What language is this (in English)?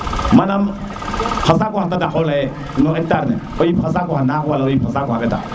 Serer